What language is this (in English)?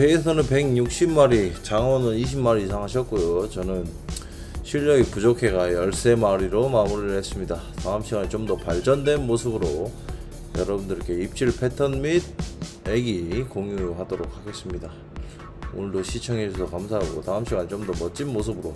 Korean